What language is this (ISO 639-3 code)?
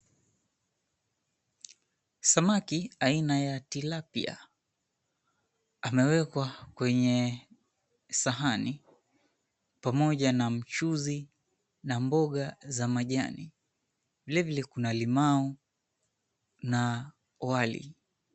swa